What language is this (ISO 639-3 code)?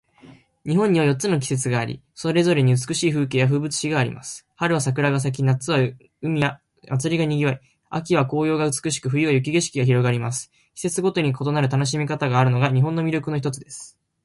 jpn